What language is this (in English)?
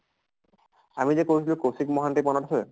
Assamese